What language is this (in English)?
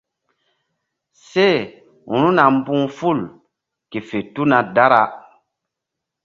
Mbum